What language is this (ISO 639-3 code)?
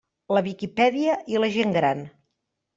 cat